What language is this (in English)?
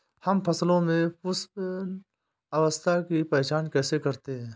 Hindi